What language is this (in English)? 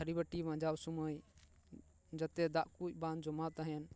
Santali